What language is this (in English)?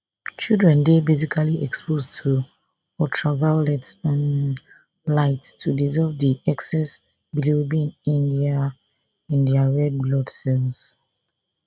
Nigerian Pidgin